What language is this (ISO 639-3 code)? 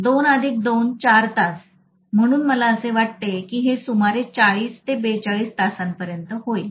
mar